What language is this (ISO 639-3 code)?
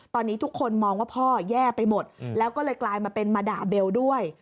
tha